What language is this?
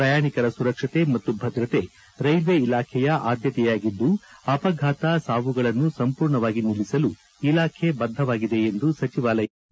Kannada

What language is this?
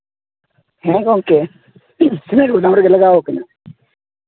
Santali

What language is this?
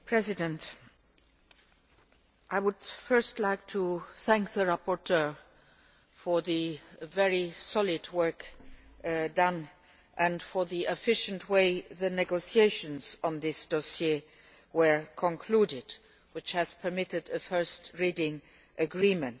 English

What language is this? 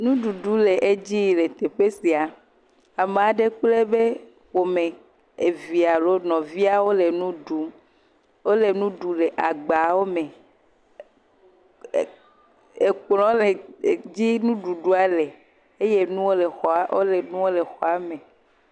Ewe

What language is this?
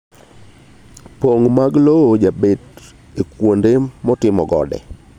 Luo (Kenya and Tanzania)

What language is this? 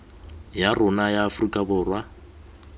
Tswana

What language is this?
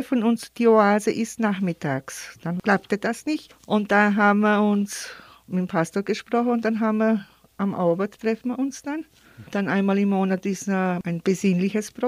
German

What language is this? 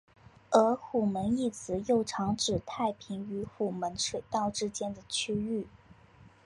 Chinese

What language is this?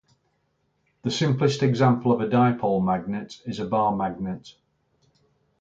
English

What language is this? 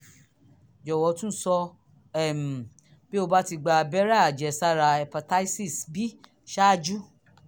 Yoruba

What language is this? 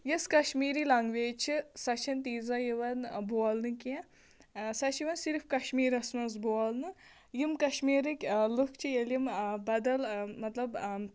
Kashmiri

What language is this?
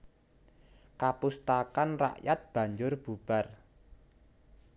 Javanese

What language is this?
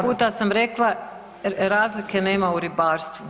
Croatian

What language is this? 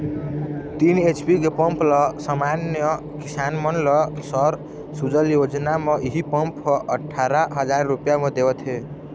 Chhattisgarhi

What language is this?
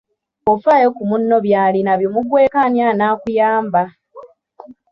Ganda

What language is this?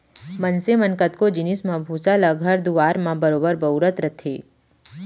Chhattisgarhi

